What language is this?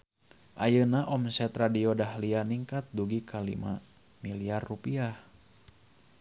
Sundanese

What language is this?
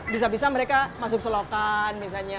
Indonesian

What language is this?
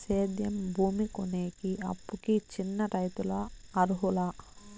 Telugu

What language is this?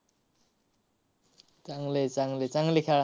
Marathi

